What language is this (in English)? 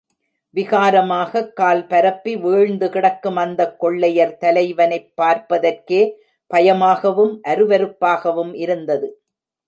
Tamil